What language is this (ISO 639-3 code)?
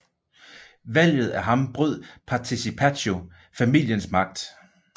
dan